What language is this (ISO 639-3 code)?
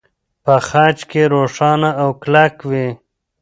pus